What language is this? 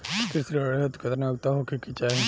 Bhojpuri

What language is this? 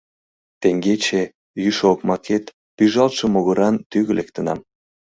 Mari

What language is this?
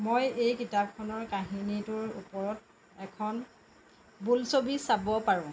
Assamese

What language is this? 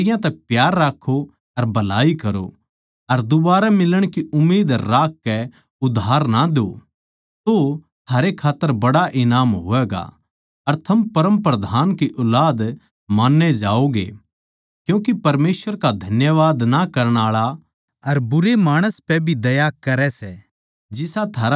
Haryanvi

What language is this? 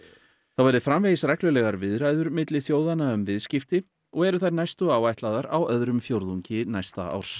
Icelandic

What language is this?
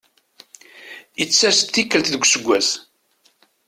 Kabyle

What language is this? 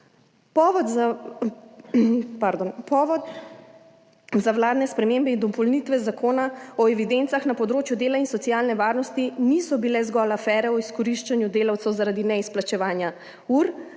Slovenian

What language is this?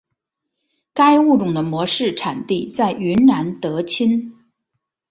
Chinese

